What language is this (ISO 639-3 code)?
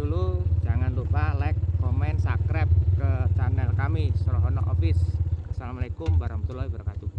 ind